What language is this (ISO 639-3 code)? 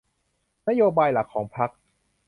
tha